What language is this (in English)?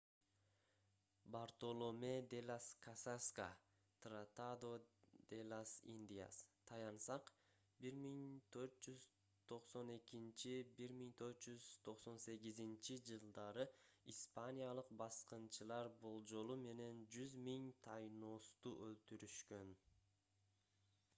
Kyrgyz